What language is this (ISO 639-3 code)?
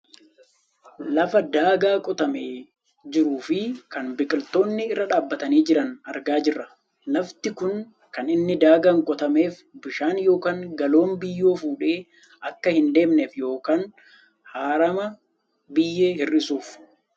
orm